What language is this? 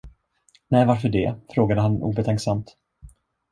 Swedish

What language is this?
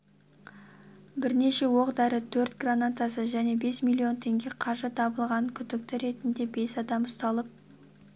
Kazakh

